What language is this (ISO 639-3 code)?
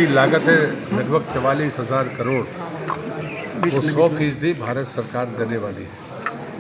hin